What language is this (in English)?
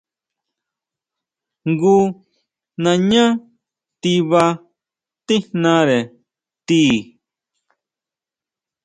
Huautla Mazatec